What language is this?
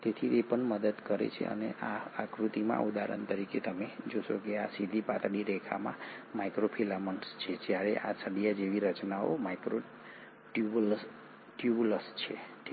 Gujarati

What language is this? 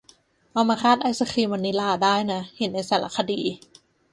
Thai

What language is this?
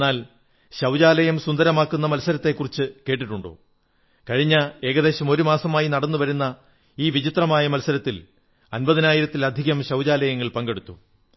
Malayalam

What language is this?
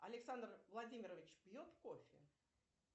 Russian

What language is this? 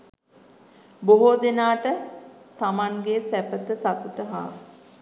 Sinhala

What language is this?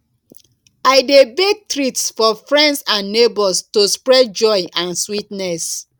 Nigerian Pidgin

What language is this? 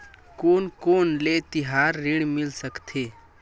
Chhattisgarhi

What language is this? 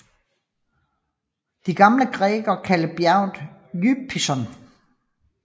Danish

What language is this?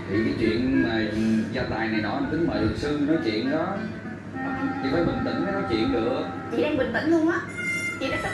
Vietnamese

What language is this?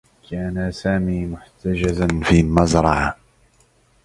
Arabic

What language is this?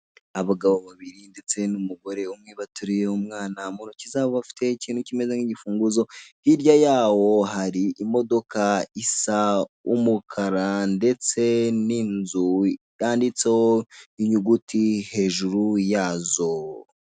Kinyarwanda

